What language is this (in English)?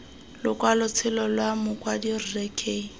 Tswana